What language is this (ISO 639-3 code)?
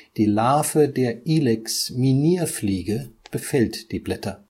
deu